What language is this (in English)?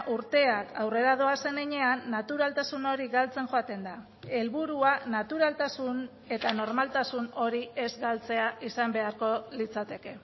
Basque